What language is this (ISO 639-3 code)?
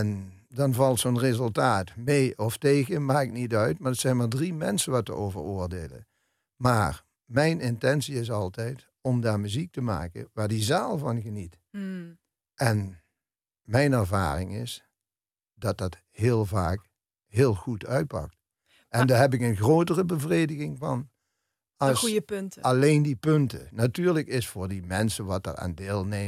nld